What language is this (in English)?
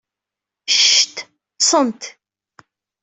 Kabyle